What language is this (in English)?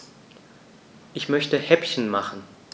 German